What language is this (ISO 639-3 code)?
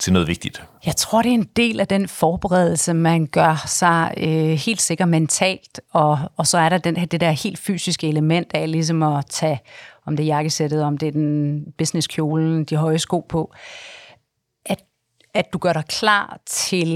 dan